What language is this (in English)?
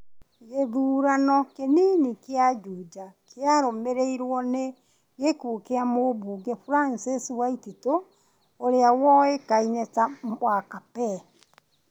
Kikuyu